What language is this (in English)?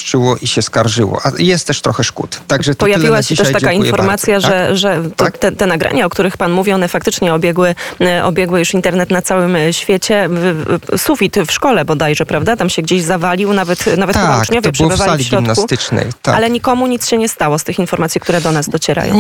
Polish